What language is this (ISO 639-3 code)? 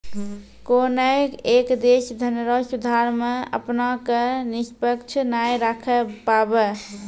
mai